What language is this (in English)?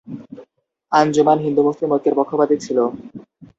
Bangla